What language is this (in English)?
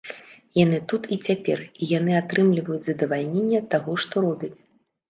Belarusian